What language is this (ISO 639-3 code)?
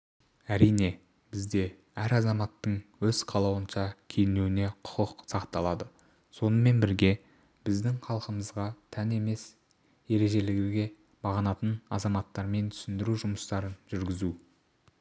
kaz